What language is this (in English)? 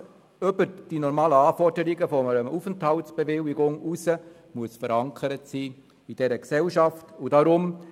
Swiss German